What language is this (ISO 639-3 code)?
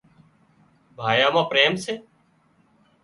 kxp